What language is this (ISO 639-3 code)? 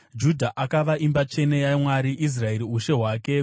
sna